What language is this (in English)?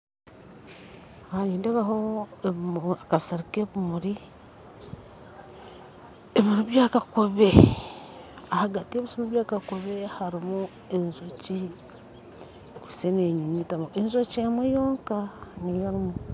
Nyankole